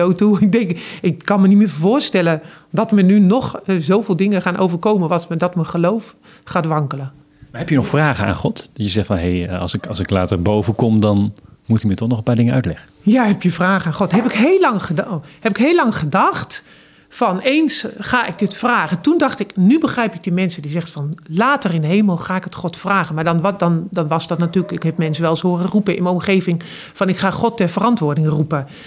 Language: Dutch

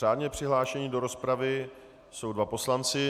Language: Czech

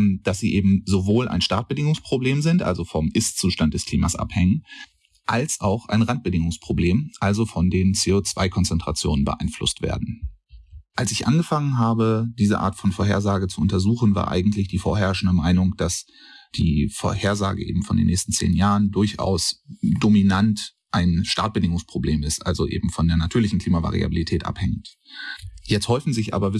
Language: German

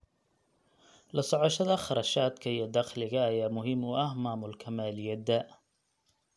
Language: Somali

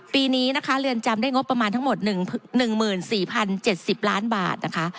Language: Thai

